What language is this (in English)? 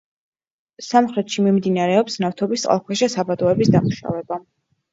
Georgian